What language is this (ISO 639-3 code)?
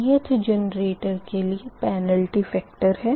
hin